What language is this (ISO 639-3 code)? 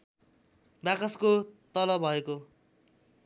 nep